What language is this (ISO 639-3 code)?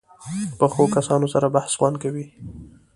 pus